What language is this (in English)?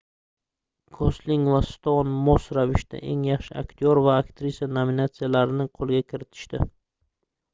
Uzbek